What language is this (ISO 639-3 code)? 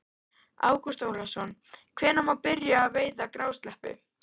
isl